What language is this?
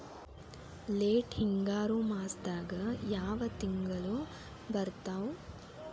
Kannada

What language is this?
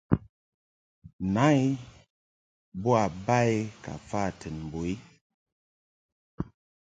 Mungaka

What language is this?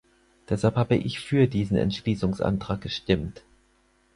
German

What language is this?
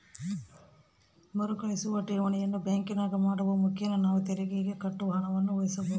Kannada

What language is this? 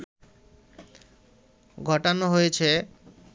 Bangla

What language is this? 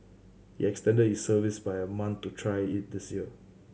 English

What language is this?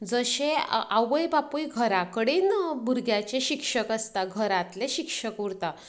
Konkani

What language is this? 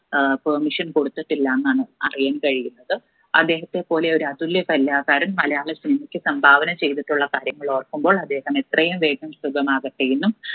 Malayalam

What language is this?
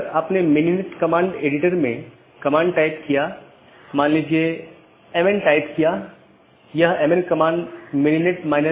Hindi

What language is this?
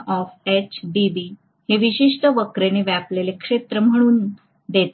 Marathi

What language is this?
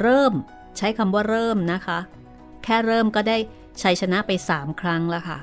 Thai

